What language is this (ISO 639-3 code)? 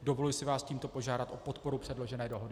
ces